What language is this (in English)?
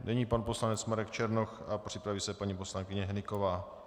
Czech